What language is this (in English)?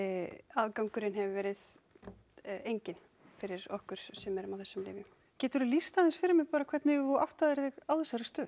Icelandic